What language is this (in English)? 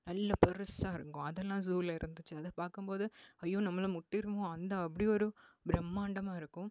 Tamil